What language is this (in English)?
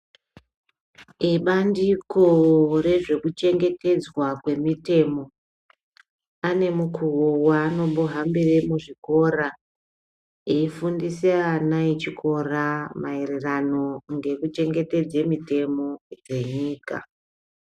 Ndau